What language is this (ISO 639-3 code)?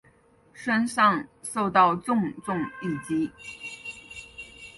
zho